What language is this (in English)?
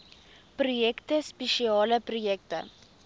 Afrikaans